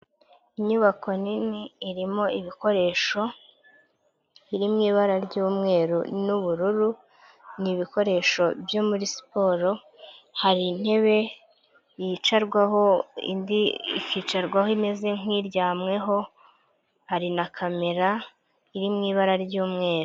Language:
Kinyarwanda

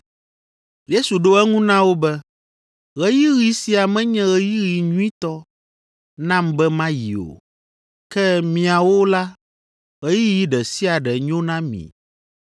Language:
Ewe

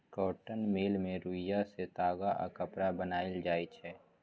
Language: Maithili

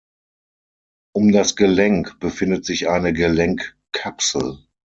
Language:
German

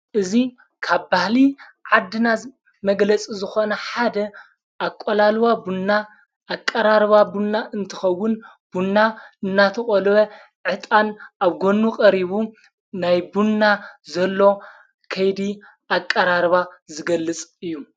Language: Tigrinya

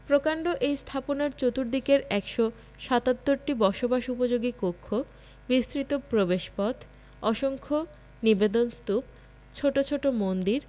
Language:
Bangla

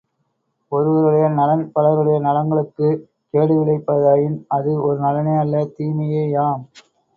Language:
Tamil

